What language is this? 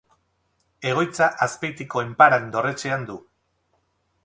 Basque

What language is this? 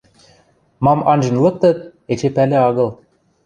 Western Mari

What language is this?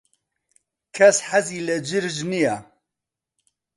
Central Kurdish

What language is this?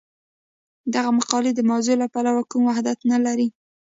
Pashto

